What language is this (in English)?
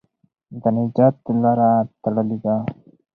Pashto